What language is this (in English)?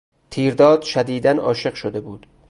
Persian